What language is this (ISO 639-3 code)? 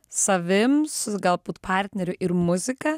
lit